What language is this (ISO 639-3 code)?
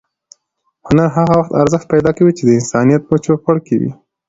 pus